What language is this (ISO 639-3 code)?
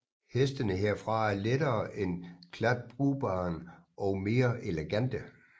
dan